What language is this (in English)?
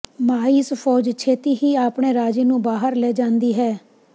Punjabi